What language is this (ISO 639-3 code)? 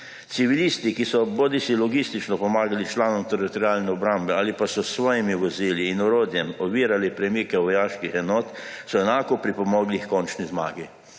slv